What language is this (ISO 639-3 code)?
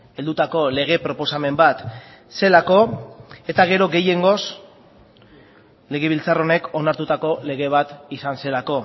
eus